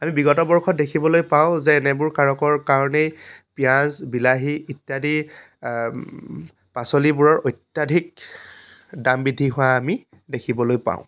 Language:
Assamese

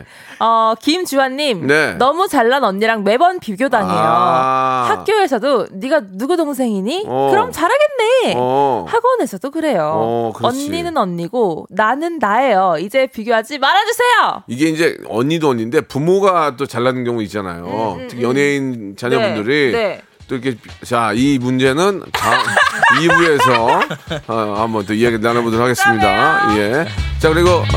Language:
Korean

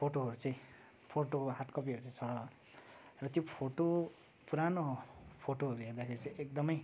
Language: Nepali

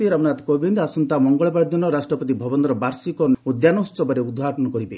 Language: Odia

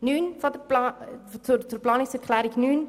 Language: Swiss German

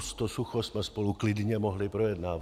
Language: Czech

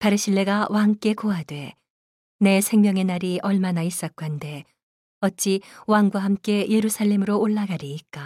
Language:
Korean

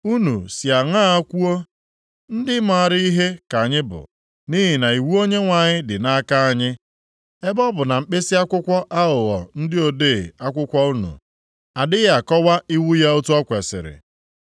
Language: Igbo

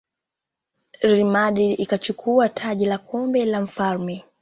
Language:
Swahili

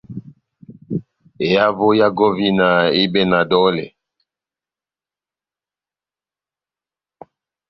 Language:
Batanga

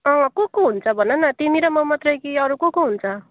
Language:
Nepali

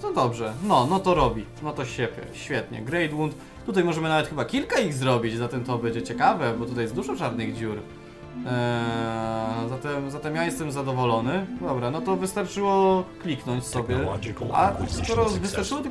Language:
Polish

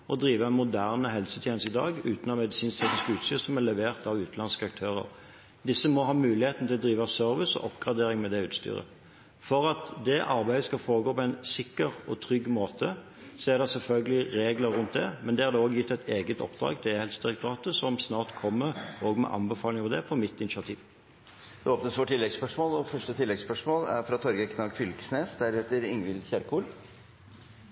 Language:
Norwegian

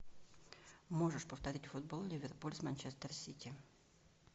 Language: Russian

